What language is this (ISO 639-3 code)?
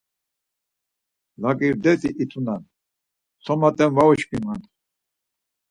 lzz